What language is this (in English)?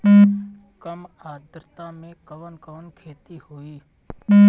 Bhojpuri